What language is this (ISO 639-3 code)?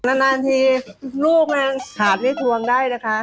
tha